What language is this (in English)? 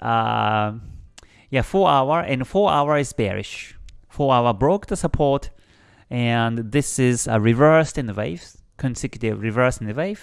English